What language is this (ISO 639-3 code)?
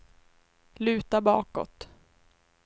swe